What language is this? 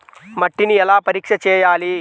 Telugu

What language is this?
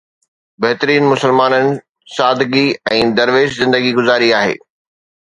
Sindhi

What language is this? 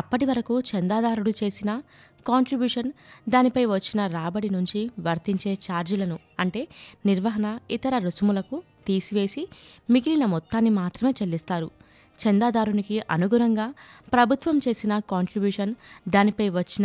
Telugu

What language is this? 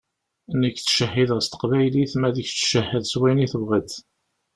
Kabyle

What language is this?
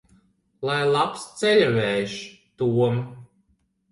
Latvian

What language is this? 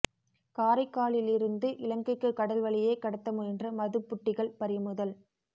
Tamil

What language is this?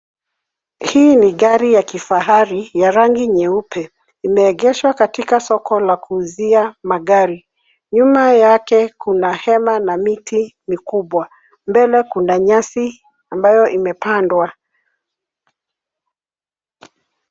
Swahili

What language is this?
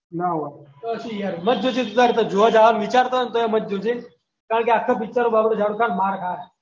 Gujarati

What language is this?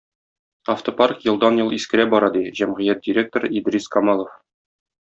Tatar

